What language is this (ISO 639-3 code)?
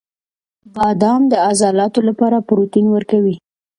pus